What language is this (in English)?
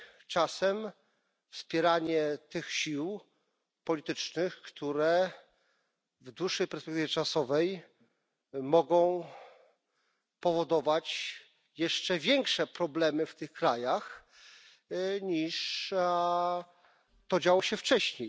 Polish